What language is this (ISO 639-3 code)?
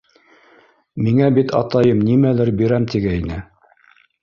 bak